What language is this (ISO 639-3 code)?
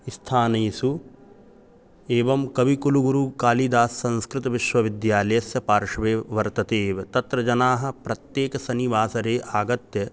san